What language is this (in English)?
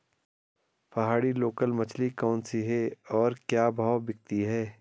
Hindi